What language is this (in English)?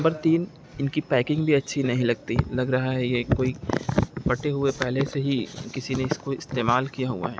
Urdu